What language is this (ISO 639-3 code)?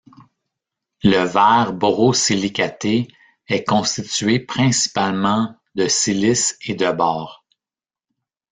fra